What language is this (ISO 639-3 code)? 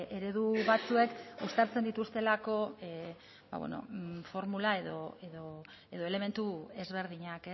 eus